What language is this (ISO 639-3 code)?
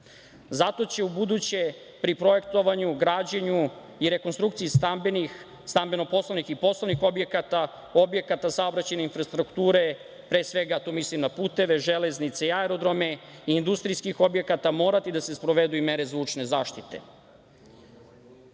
srp